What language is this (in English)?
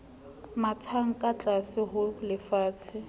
Southern Sotho